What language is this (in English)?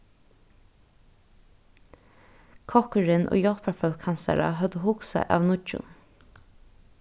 Faroese